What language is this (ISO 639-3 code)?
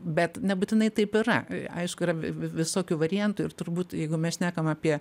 lit